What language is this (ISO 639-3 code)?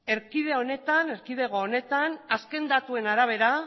eus